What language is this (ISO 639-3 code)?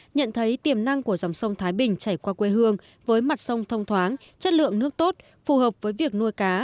vie